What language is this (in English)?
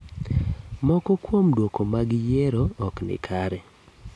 Luo (Kenya and Tanzania)